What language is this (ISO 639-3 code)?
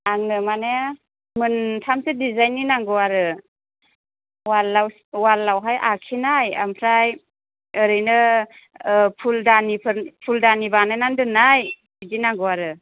brx